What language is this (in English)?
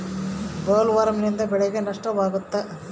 Kannada